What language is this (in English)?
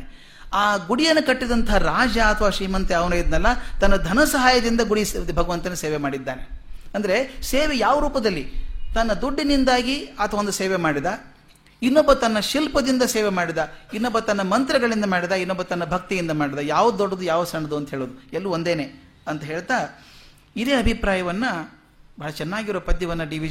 Kannada